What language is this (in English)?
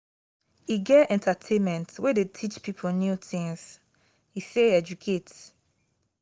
Nigerian Pidgin